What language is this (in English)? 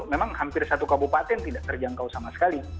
Indonesian